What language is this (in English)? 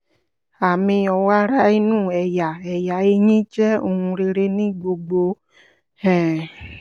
Yoruba